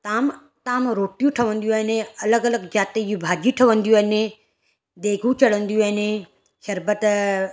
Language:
Sindhi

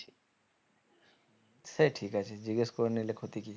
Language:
Bangla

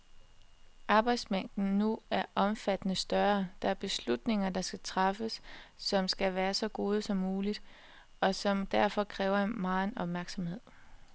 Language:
Danish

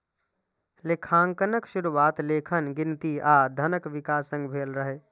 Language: Maithili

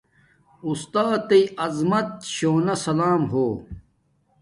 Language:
Domaaki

